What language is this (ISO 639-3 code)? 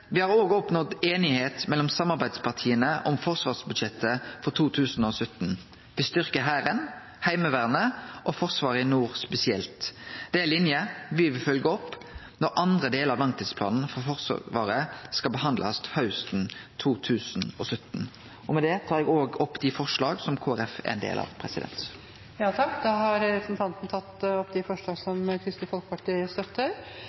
nor